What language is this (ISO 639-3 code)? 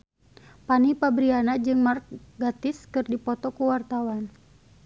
sun